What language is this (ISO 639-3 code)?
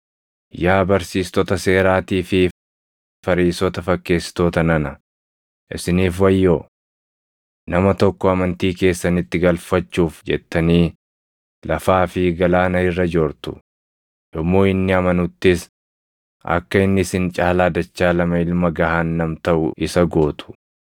orm